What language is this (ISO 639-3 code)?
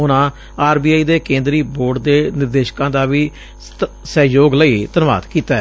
pan